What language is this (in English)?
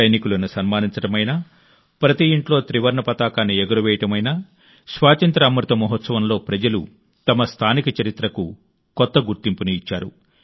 Telugu